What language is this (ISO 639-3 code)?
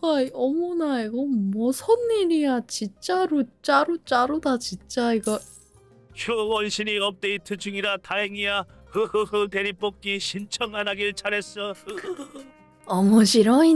kor